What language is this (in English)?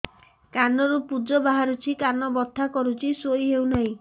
Odia